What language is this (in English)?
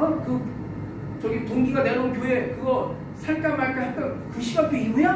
Korean